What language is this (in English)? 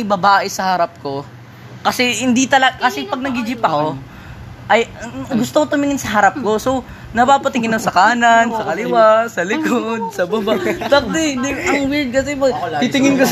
Filipino